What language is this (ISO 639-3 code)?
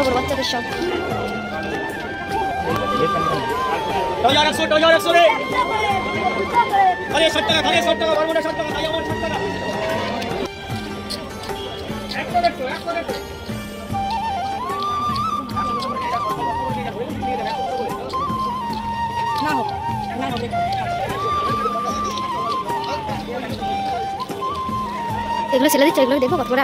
ron